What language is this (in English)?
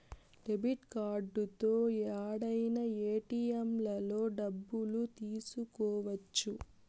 Telugu